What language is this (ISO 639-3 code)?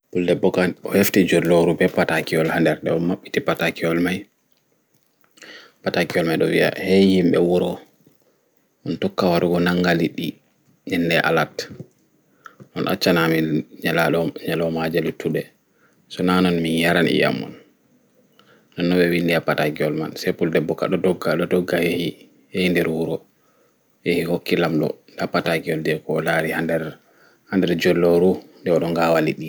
ful